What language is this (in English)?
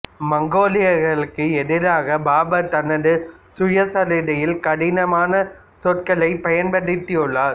Tamil